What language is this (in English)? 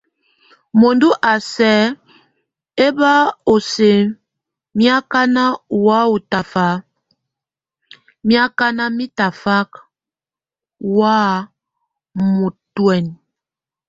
Tunen